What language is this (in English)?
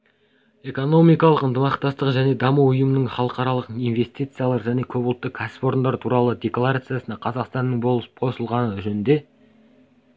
Kazakh